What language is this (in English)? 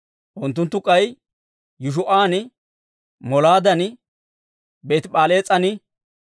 Dawro